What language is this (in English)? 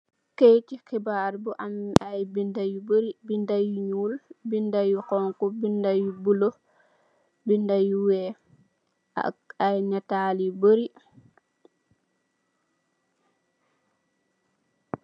Wolof